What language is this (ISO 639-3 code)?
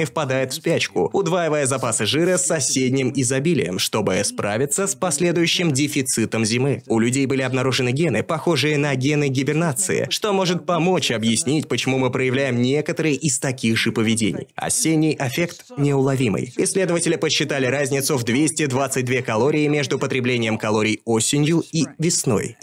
rus